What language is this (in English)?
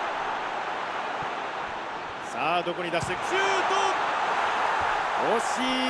Japanese